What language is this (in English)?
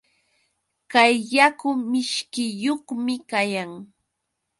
Yauyos Quechua